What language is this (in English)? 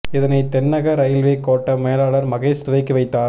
Tamil